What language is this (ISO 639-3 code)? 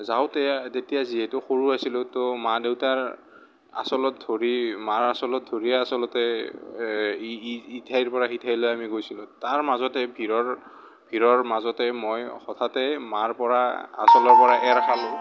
asm